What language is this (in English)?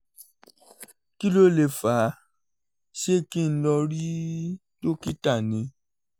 Yoruba